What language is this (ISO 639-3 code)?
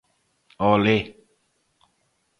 glg